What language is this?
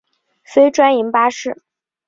Chinese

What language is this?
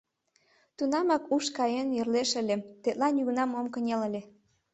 Mari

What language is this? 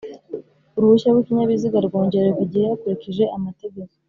Kinyarwanda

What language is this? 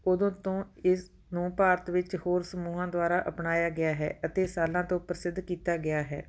Punjabi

